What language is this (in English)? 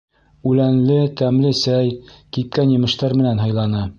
Bashkir